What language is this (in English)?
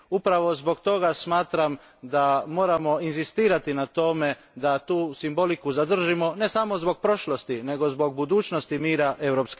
Croatian